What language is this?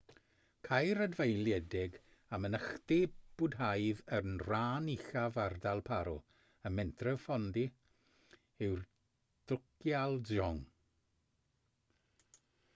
Welsh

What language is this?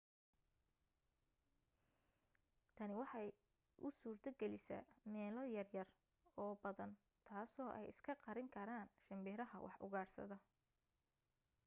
Somali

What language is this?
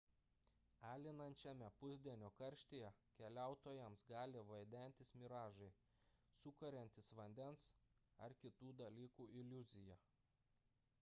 Lithuanian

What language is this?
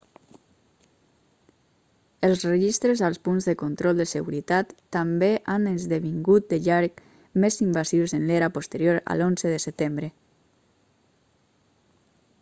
Catalan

